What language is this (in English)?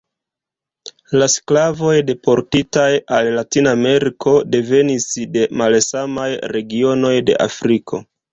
Esperanto